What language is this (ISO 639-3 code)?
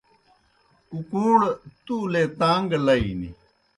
plk